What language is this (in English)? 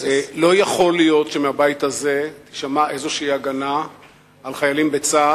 Hebrew